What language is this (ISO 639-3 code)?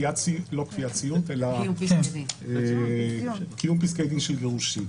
heb